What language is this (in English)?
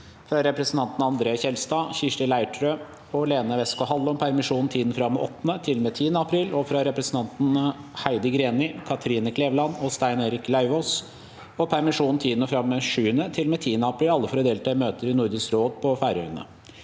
Norwegian